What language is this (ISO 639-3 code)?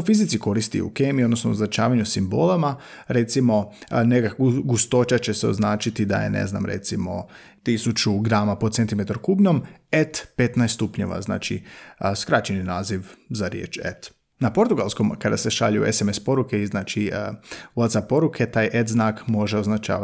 hrv